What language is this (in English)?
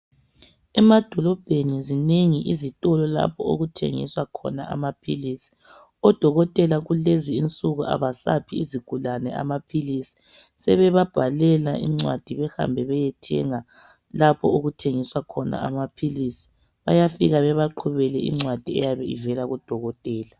North Ndebele